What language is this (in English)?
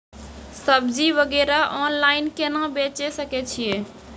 Maithili